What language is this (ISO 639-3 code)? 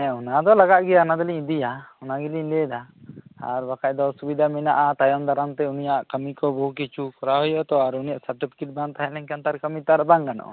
sat